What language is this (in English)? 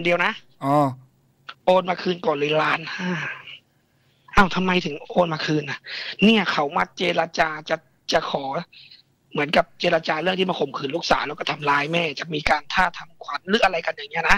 Thai